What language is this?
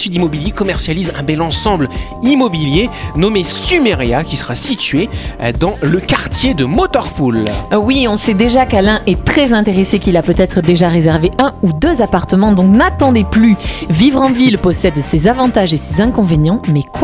French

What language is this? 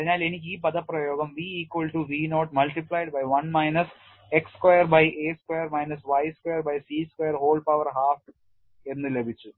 Malayalam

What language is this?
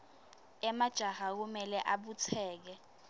Swati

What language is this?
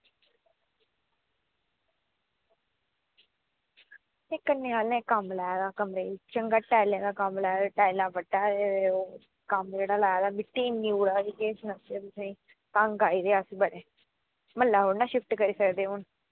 Dogri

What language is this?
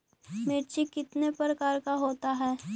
Magahi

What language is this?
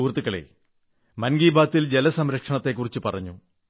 Malayalam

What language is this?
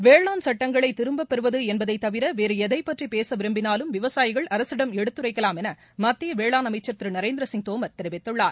Tamil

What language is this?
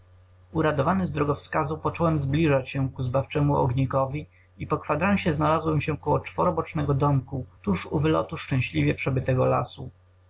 Polish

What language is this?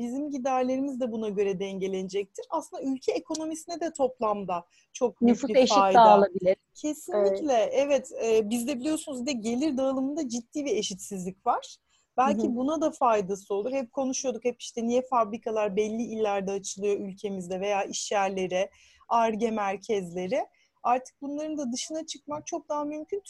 Turkish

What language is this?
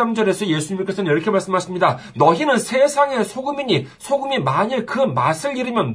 Korean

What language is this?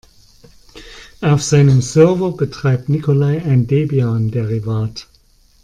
German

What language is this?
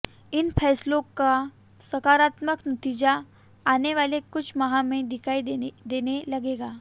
Hindi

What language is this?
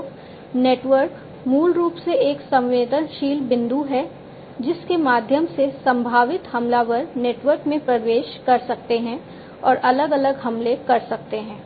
Hindi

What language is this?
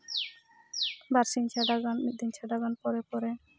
Santali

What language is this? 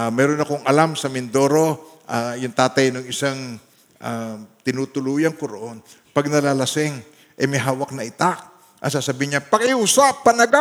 Filipino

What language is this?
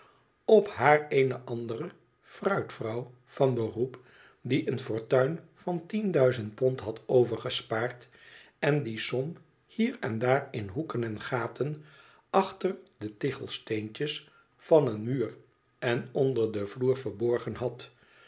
Dutch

